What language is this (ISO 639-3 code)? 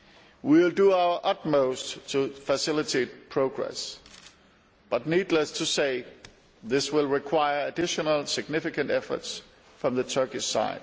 eng